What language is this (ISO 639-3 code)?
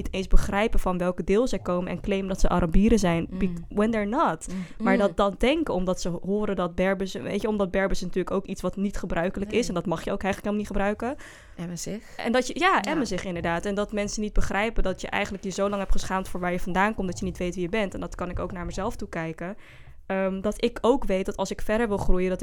nld